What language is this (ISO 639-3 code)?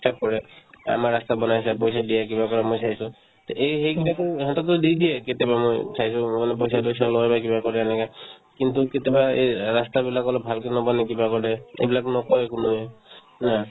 asm